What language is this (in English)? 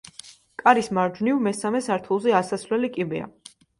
Georgian